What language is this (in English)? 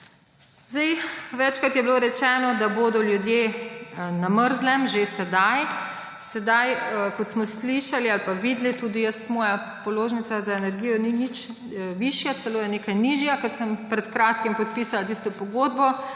Slovenian